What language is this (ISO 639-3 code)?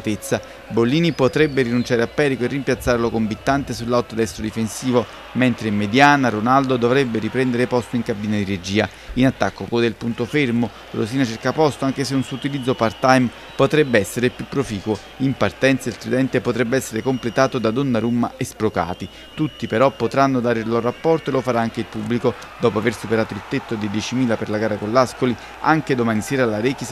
ita